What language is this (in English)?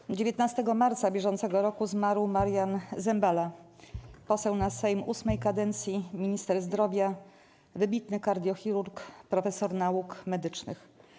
Polish